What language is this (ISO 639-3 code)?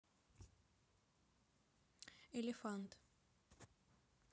rus